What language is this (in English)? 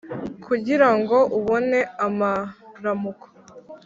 Kinyarwanda